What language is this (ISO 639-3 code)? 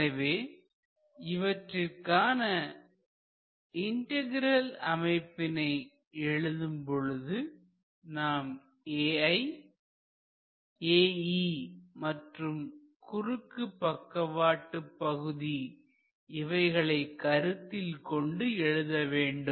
tam